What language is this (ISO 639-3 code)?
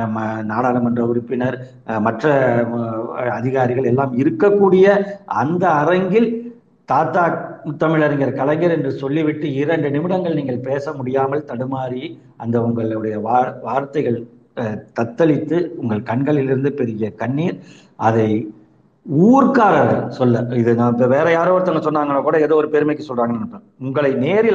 tam